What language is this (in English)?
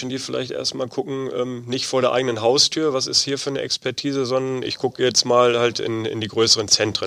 German